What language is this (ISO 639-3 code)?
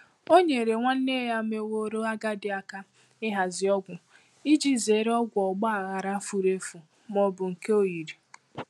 ibo